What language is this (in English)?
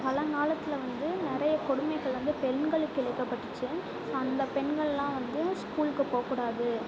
Tamil